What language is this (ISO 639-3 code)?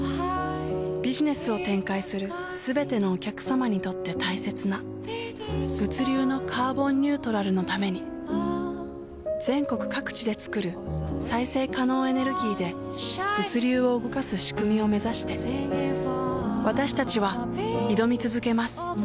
jpn